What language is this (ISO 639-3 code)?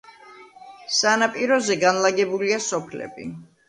kat